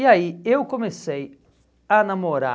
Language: Portuguese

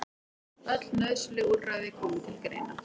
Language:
Icelandic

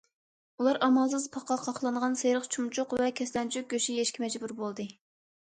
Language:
Uyghur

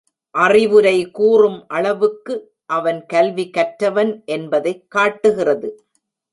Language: Tamil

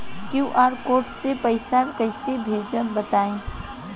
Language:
Bhojpuri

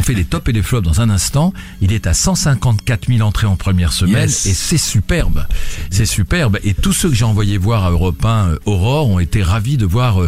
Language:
French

